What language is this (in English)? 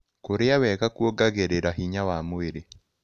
Kikuyu